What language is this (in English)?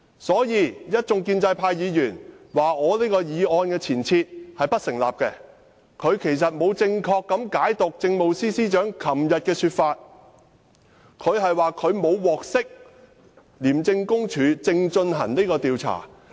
Cantonese